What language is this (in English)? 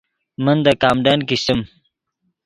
Yidgha